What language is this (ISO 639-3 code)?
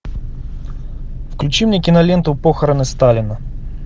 rus